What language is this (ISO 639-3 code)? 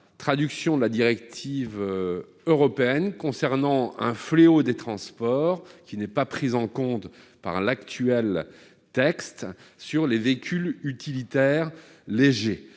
fra